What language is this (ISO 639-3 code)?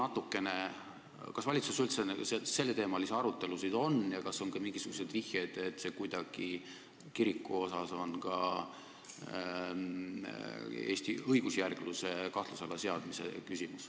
est